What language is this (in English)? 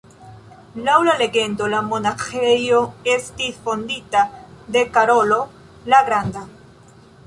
Esperanto